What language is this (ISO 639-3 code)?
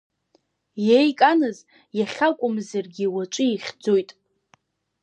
abk